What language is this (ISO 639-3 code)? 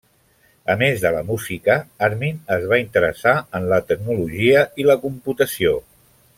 cat